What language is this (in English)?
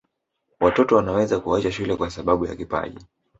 Swahili